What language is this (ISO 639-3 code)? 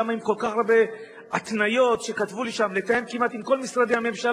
heb